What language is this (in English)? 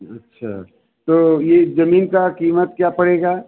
Hindi